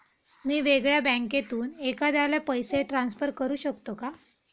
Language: Marathi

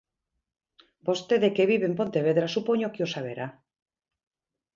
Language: Galician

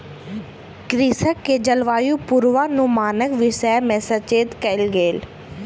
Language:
Maithili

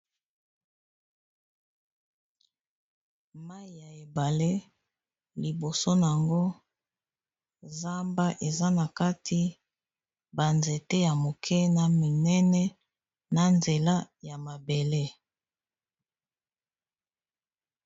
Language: Lingala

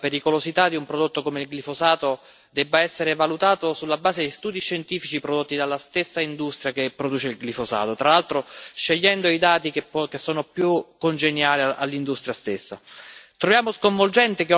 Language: Italian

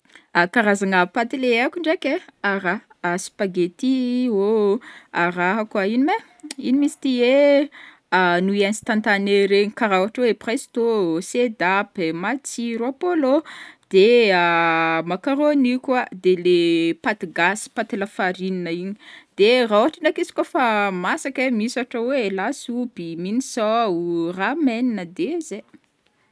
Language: Northern Betsimisaraka Malagasy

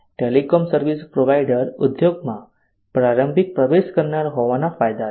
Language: Gujarati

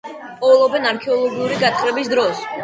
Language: Georgian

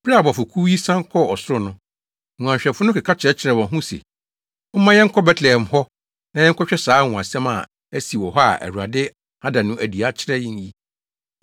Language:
Akan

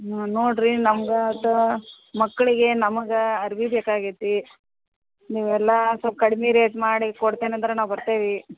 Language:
Kannada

